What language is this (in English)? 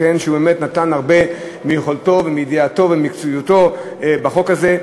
Hebrew